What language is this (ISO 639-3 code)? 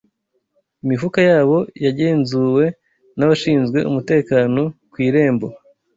kin